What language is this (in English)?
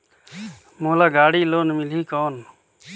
Chhattisgarhi